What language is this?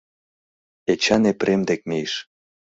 Mari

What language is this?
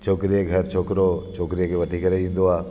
Sindhi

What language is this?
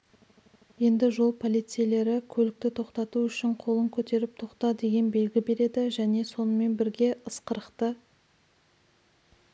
Kazakh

